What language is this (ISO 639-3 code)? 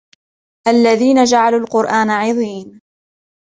ara